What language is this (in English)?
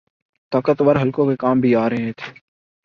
Urdu